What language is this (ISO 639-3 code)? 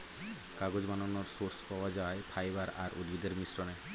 ben